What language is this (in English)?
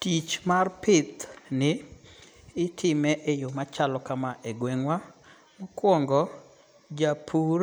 Luo (Kenya and Tanzania)